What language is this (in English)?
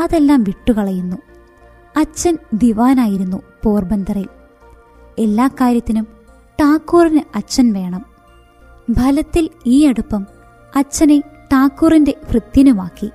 Malayalam